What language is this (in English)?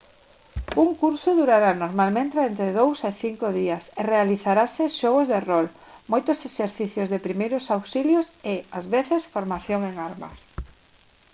Galician